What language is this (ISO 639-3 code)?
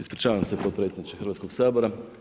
hrv